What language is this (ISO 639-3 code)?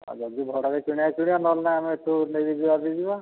ori